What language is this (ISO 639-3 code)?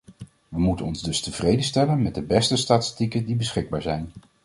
nld